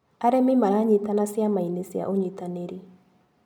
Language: Kikuyu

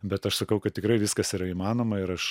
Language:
Lithuanian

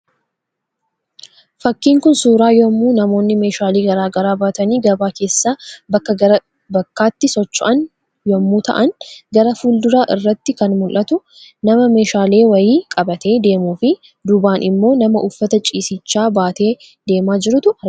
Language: Oromo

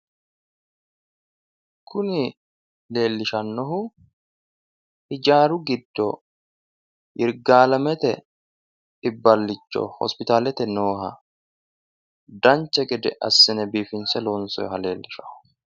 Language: Sidamo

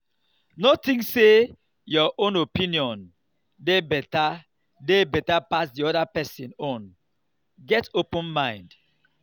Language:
Nigerian Pidgin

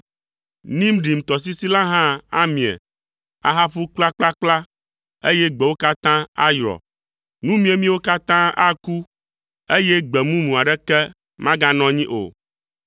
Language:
Ewe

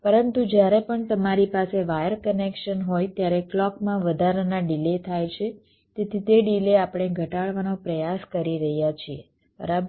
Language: Gujarati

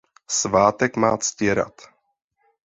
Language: Czech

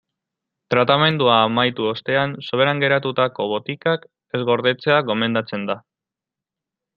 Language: Basque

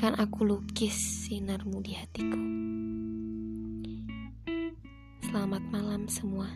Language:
Indonesian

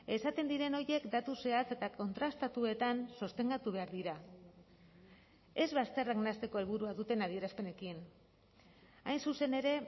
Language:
Basque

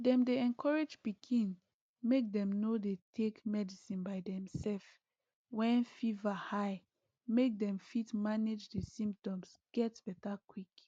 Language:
Nigerian Pidgin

